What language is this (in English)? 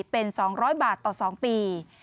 Thai